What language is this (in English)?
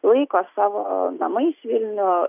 Lithuanian